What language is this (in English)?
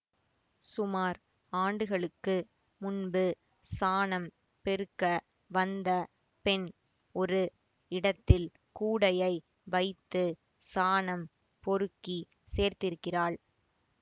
Tamil